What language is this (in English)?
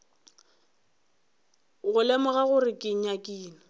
Northern Sotho